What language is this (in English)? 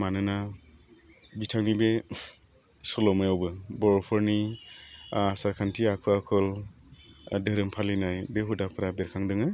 Bodo